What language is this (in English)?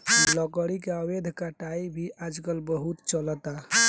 Bhojpuri